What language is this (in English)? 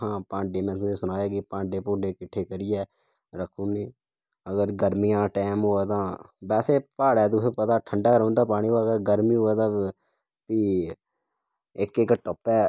Dogri